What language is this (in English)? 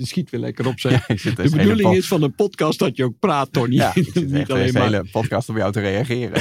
Dutch